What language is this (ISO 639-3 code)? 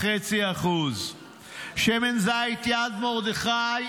heb